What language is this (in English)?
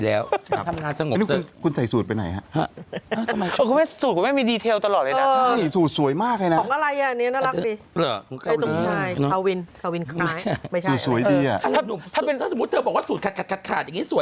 Thai